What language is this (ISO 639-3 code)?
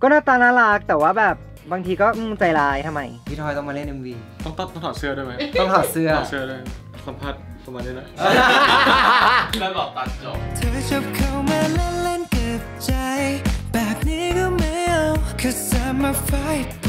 tha